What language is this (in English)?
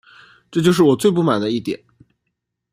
Chinese